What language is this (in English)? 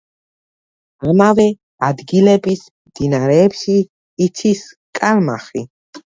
Georgian